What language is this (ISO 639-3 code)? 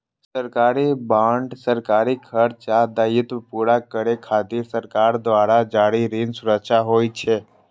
mai